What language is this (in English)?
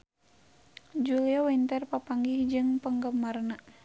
Sundanese